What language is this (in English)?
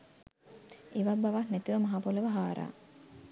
Sinhala